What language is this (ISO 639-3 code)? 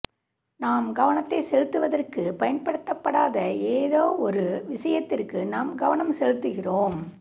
tam